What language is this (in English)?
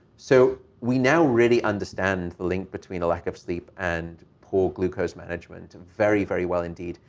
English